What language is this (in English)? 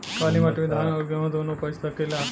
Bhojpuri